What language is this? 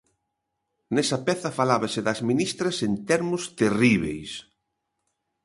Galician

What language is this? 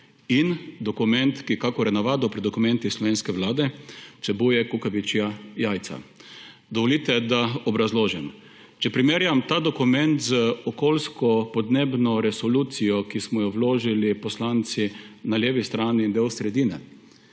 Slovenian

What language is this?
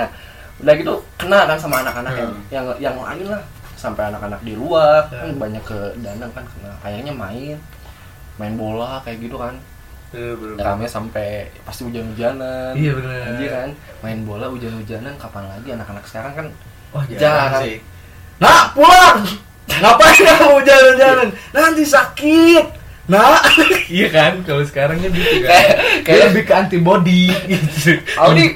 Indonesian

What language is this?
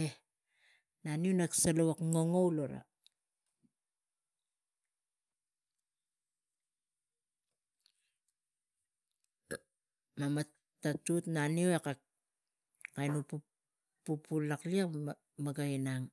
Tigak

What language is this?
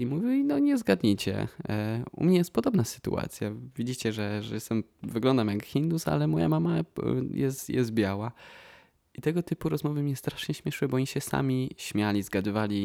Polish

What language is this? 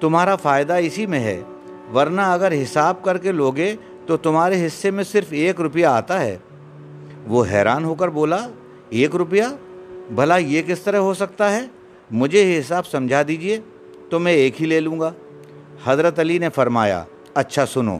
Urdu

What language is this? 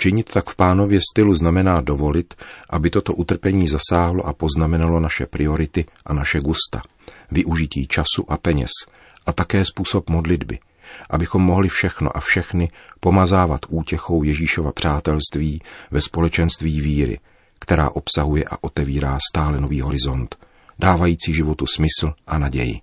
Czech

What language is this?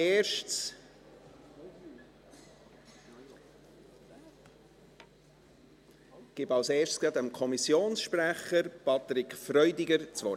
Swiss German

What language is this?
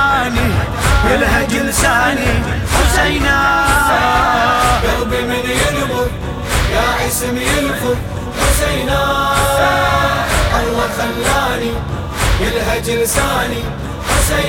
Arabic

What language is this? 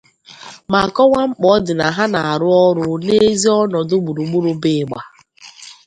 Igbo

